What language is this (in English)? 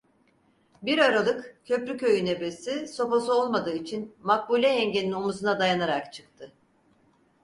Turkish